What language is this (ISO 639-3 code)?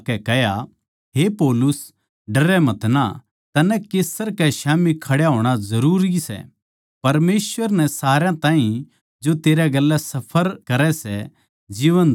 bgc